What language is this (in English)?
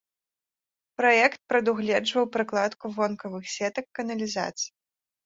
Belarusian